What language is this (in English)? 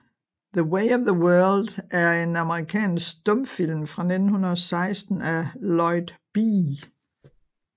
Danish